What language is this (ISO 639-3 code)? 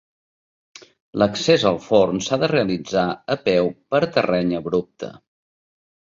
cat